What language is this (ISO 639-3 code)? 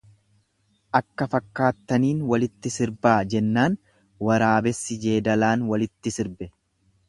orm